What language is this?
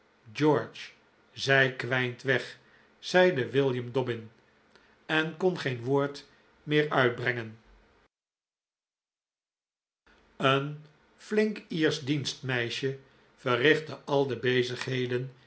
Dutch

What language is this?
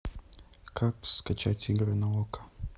Russian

